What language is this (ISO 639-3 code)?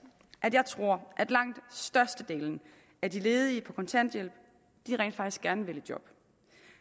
dan